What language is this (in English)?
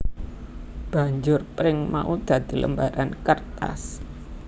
Javanese